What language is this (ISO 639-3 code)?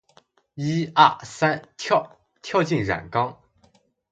zho